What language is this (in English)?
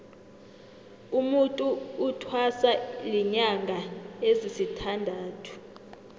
South Ndebele